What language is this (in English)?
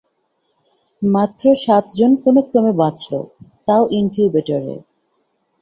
Bangla